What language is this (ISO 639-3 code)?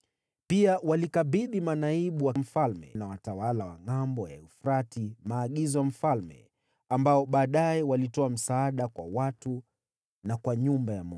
swa